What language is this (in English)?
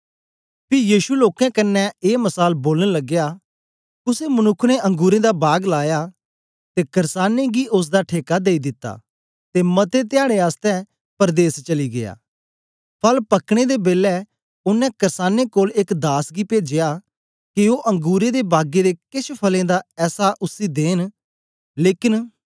Dogri